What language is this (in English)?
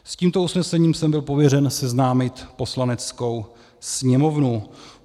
Czech